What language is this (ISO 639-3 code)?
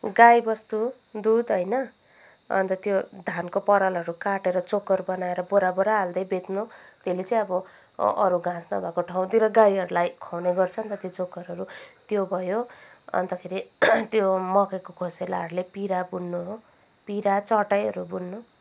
nep